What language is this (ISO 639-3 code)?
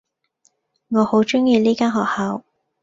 yue